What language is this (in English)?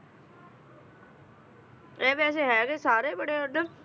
Punjabi